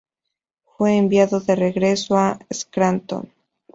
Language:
Spanish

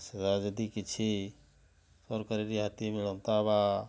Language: Odia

